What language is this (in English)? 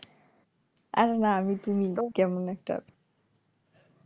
Bangla